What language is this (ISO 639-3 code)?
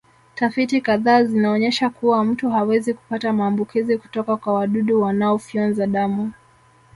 swa